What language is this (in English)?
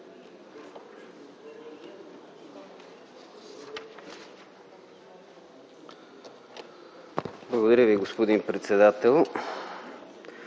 Bulgarian